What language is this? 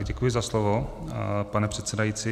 Czech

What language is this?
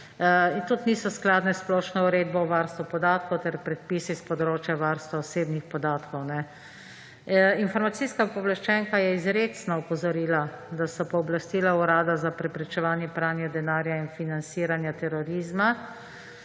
Slovenian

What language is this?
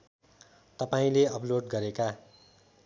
Nepali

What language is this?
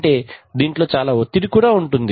Telugu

